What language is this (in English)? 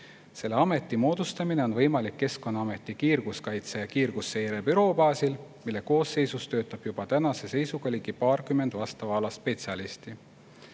Estonian